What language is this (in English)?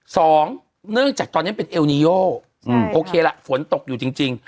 Thai